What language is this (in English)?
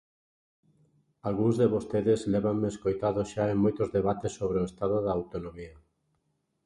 Galician